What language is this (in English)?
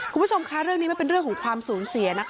Thai